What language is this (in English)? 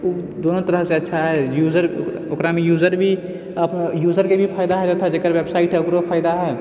Maithili